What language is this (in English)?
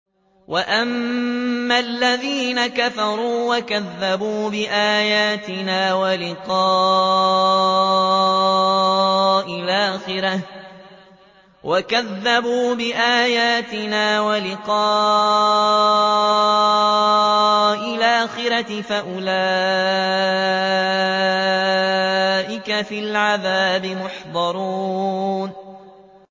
Arabic